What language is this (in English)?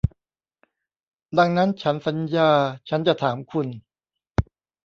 Thai